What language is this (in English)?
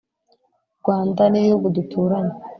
Kinyarwanda